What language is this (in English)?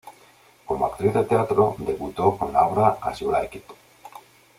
Spanish